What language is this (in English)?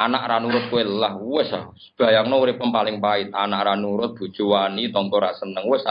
Indonesian